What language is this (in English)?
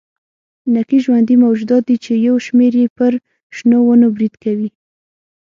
Pashto